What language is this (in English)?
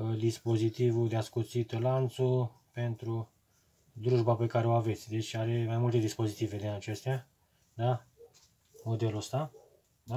Romanian